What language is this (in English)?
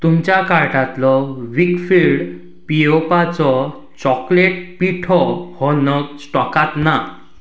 Konkani